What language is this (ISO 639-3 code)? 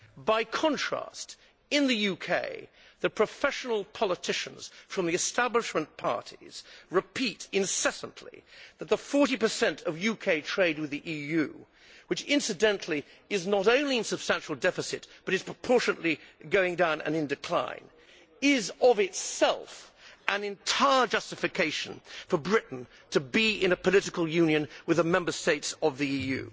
eng